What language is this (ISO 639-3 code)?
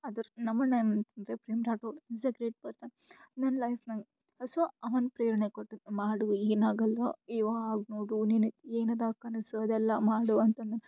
kan